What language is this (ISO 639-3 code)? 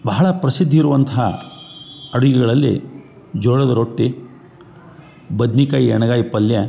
kan